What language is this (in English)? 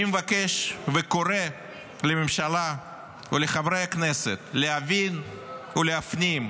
Hebrew